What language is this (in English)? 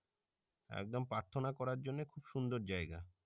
Bangla